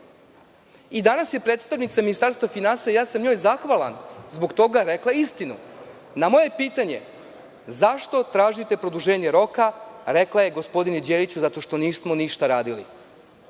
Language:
Serbian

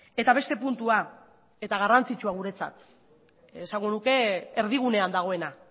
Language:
Basque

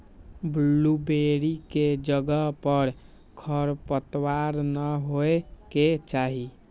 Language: Magahi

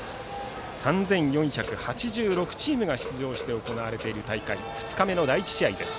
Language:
Japanese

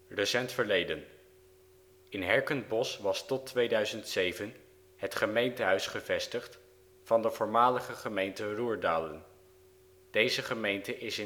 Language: Dutch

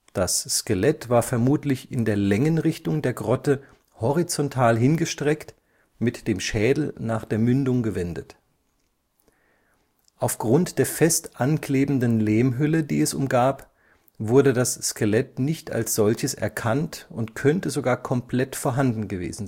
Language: German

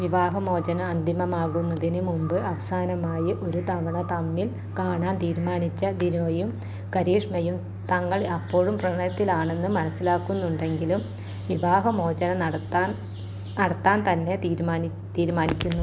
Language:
Malayalam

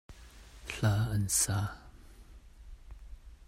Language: Hakha Chin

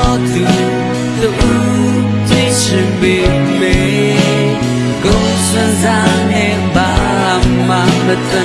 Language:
Vietnamese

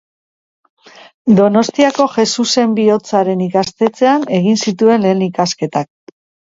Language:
Basque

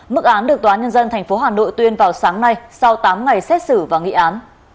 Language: Vietnamese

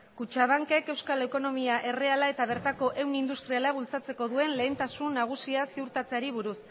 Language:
Basque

